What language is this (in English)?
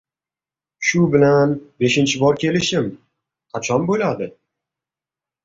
Uzbek